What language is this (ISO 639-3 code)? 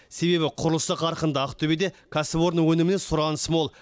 kaz